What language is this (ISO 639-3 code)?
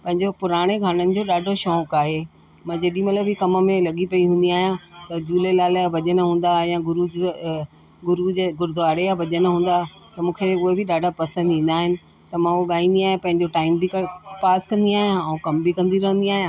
snd